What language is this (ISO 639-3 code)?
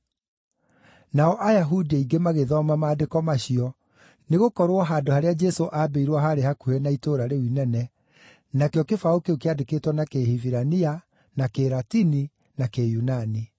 kik